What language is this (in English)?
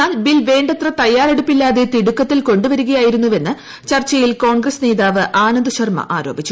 Malayalam